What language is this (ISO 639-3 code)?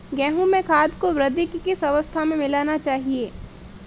hin